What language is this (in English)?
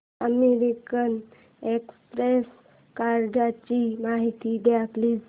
Marathi